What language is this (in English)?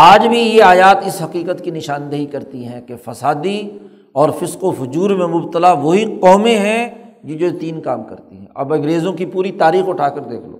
Urdu